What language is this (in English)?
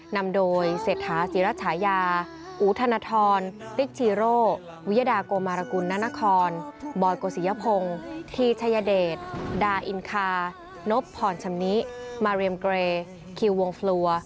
Thai